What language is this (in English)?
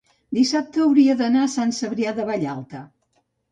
Catalan